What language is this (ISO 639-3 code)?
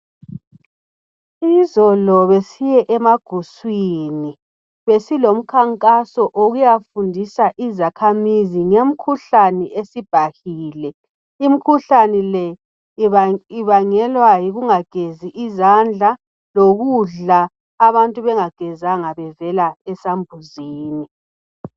nde